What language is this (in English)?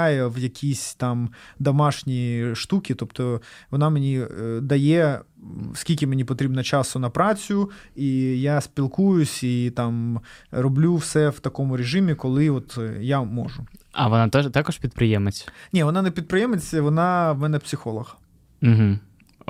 Ukrainian